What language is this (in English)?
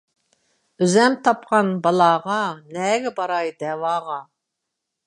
Uyghur